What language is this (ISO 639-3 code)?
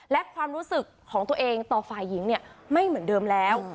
tha